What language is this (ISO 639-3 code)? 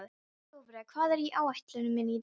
isl